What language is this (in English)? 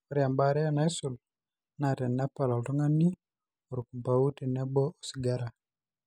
Masai